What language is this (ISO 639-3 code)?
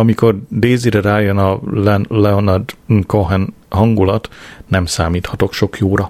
hun